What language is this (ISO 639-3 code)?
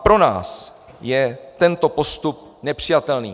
ces